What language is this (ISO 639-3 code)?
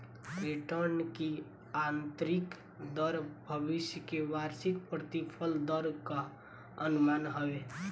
bho